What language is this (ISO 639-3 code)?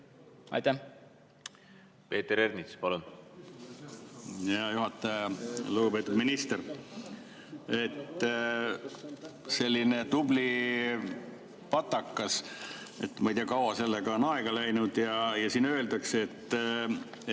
est